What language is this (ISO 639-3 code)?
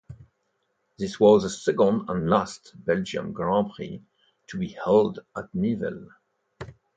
eng